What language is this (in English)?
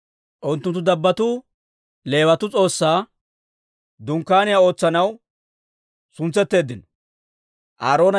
Dawro